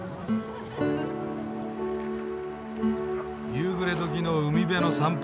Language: Japanese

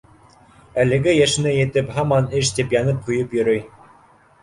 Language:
Bashkir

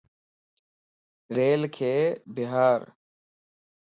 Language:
Lasi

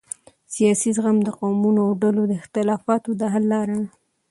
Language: Pashto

